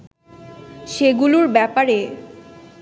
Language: Bangla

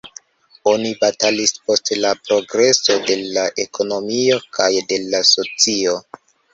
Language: Esperanto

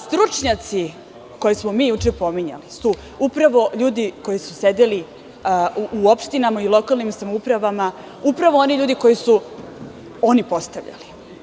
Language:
Serbian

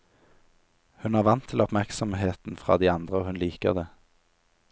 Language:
Norwegian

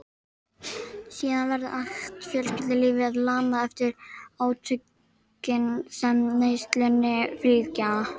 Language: Icelandic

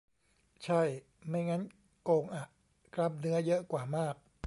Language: Thai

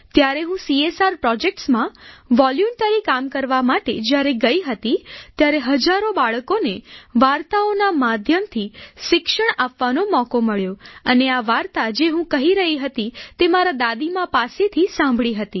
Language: Gujarati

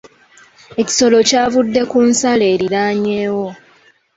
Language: Ganda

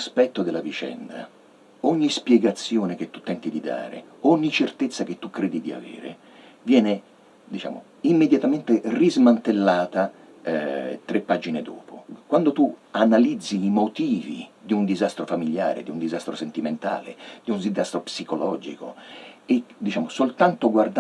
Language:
Italian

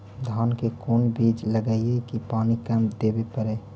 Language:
Magahi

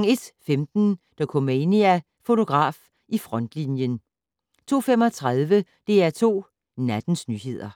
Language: Danish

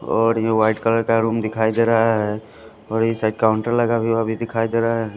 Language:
Hindi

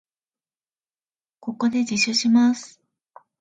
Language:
Japanese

